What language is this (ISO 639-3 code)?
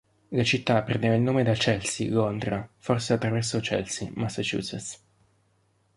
ita